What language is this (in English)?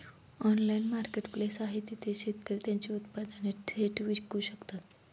Marathi